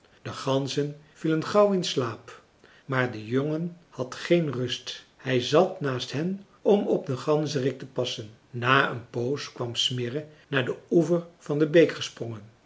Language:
Dutch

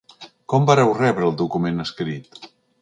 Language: Catalan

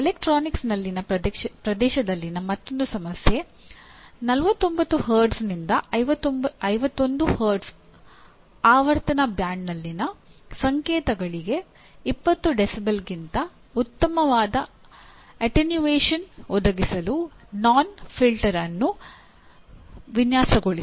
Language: Kannada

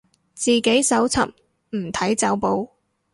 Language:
Cantonese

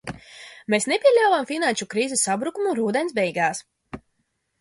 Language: Latvian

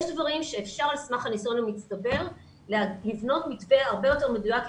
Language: Hebrew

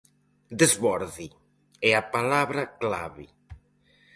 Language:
Galician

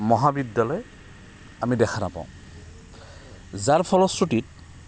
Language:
Assamese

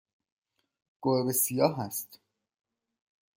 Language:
Persian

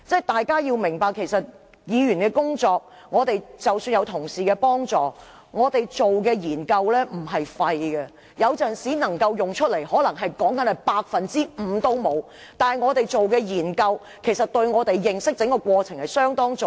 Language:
Cantonese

